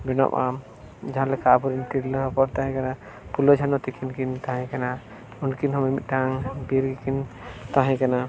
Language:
Santali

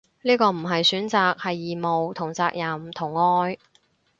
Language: Cantonese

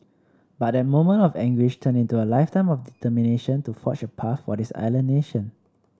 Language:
English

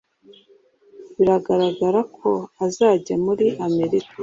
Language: Kinyarwanda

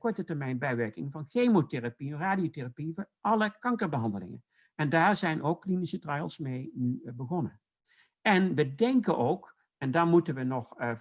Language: Dutch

